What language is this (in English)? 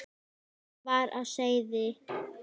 Icelandic